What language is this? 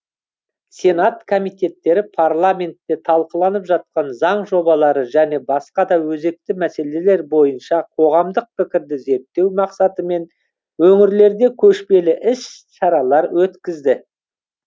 Kazakh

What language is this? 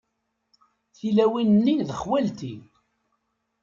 Kabyle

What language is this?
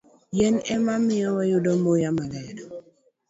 Luo (Kenya and Tanzania)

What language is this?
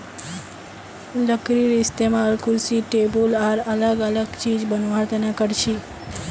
Magahi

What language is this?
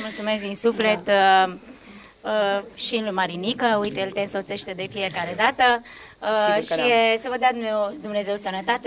Romanian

